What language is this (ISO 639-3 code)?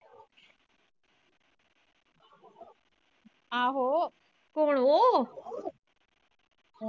pan